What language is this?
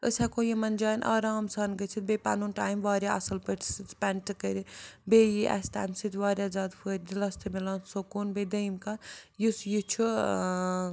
Kashmiri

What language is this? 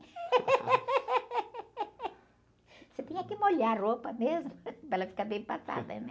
Portuguese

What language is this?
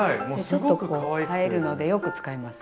Japanese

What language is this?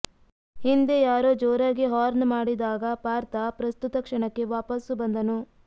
Kannada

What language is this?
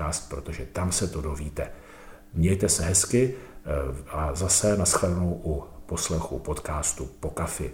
Czech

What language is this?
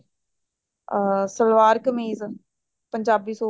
Punjabi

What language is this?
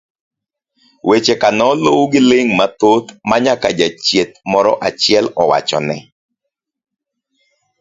Luo (Kenya and Tanzania)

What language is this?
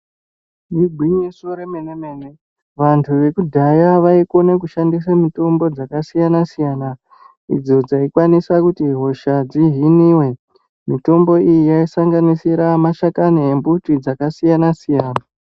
Ndau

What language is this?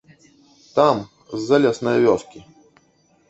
Belarusian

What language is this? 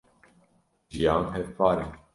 Kurdish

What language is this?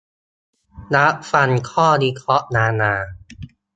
Thai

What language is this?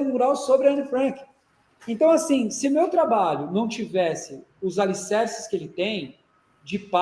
Portuguese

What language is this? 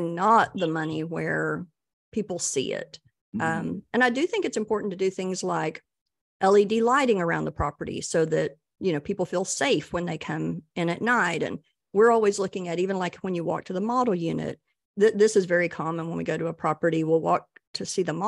English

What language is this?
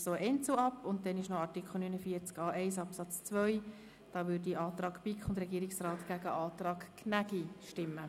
Swiss German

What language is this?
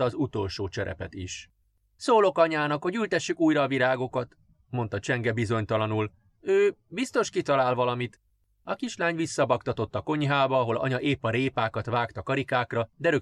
Hungarian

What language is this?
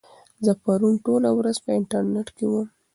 Pashto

